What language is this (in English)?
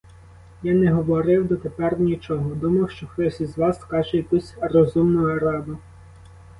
Ukrainian